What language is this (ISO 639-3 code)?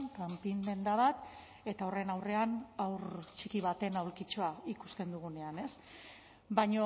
eus